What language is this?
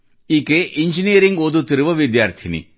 Kannada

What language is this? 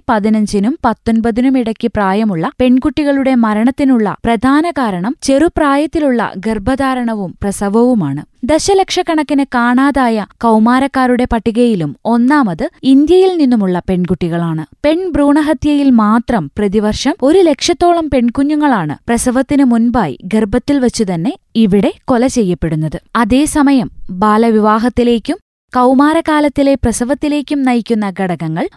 Malayalam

